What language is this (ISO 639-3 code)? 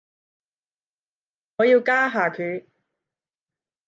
yue